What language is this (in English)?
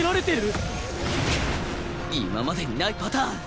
Japanese